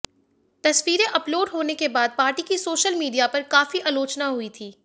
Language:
Hindi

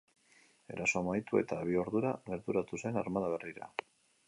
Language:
Basque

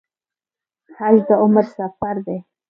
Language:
Pashto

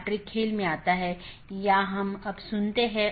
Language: Hindi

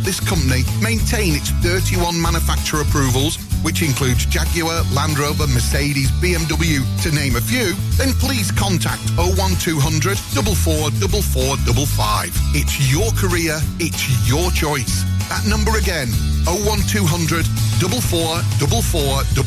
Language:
English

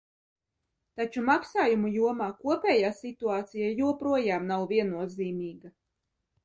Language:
Latvian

